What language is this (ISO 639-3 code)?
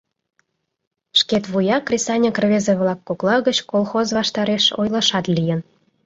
chm